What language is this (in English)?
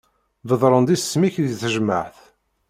Kabyle